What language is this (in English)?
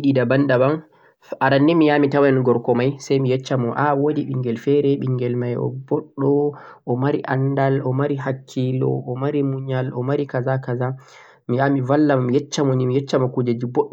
Central-Eastern Niger Fulfulde